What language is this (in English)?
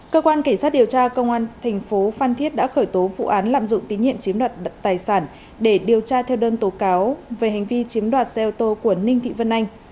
Vietnamese